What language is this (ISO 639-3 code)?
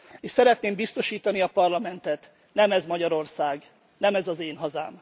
hun